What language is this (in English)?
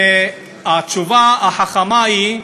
Hebrew